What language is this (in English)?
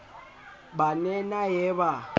Southern Sotho